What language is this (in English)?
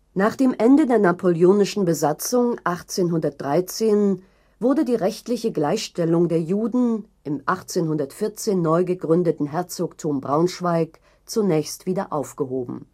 German